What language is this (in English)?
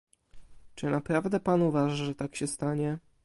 Polish